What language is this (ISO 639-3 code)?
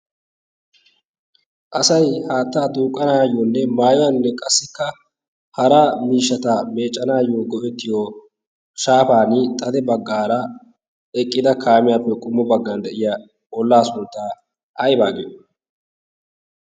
wal